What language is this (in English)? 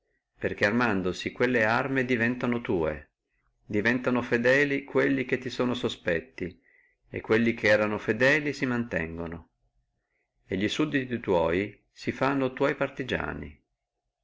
Italian